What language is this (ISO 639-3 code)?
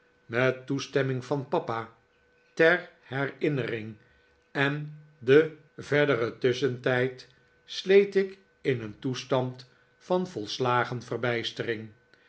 nld